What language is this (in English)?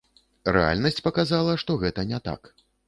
Belarusian